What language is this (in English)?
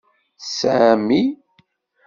Kabyle